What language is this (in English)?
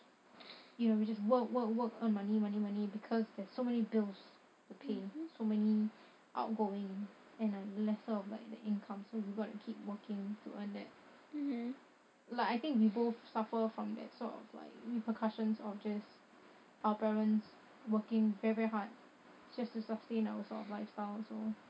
English